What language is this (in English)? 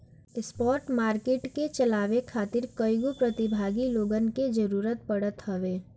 Bhojpuri